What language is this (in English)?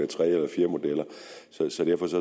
Danish